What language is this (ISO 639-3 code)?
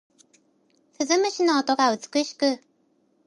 jpn